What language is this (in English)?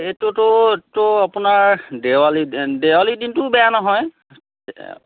Assamese